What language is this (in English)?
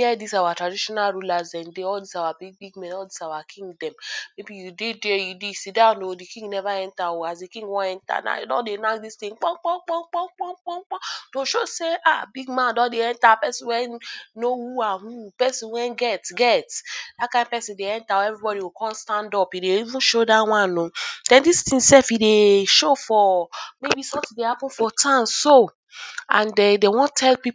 Nigerian Pidgin